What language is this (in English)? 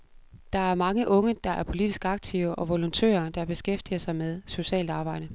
Danish